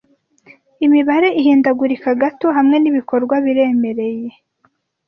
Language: Kinyarwanda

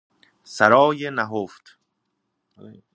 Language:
Persian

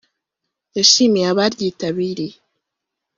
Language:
Kinyarwanda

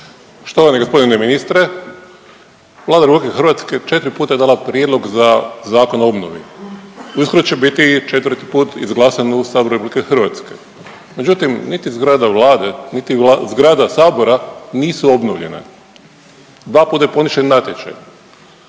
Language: Croatian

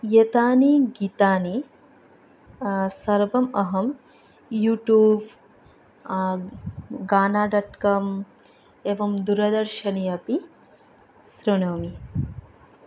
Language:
Sanskrit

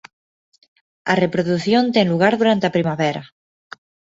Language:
Galician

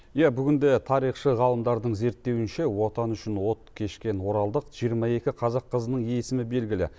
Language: Kazakh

